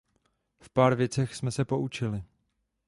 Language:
Czech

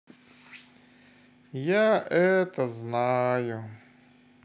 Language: Russian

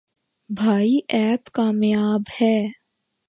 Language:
Urdu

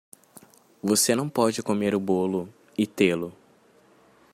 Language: Portuguese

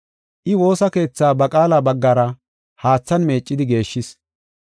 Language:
Gofa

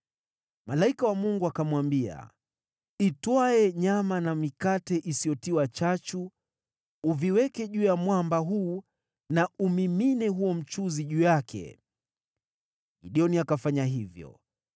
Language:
Swahili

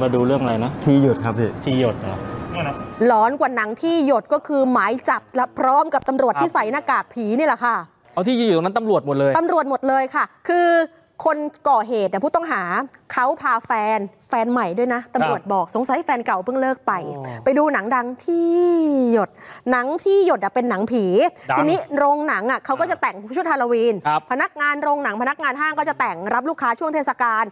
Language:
Thai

